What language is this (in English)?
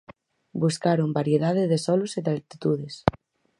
Galician